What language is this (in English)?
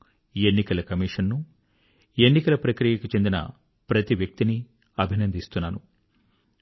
Telugu